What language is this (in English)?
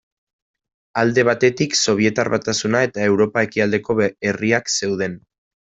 Basque